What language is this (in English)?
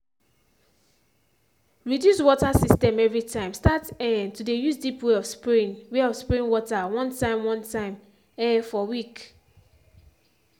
Nigerian Pidgin